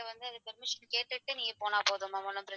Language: Tamil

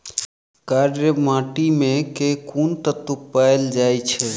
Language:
Maithili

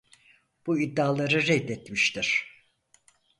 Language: Turkish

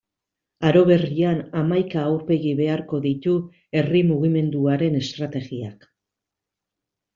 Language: Basque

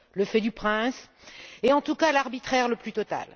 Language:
French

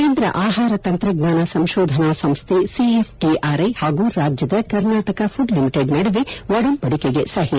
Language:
Kannada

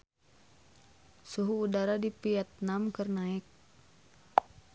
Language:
Sundanese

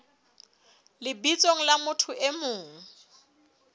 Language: Southern Sotho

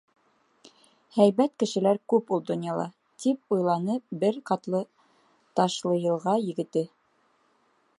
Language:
Bashkir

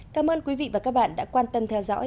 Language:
Vietnamese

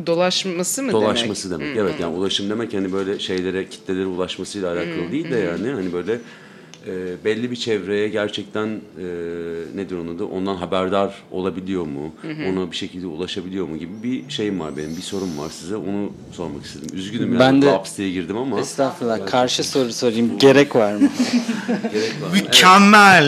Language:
Turkish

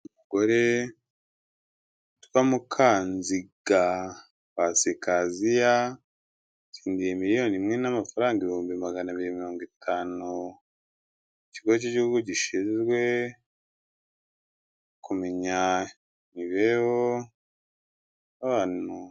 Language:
Kinyarwanda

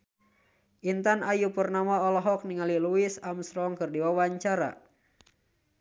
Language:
Sundanese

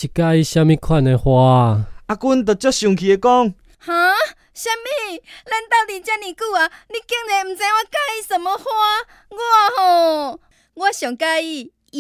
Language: Chinese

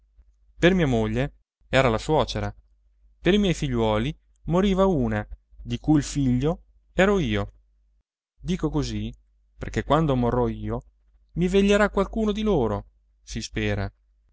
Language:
Italian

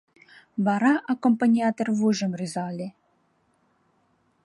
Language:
Mari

